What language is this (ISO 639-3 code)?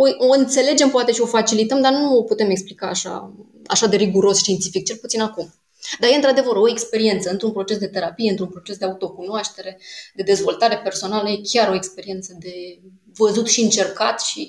ron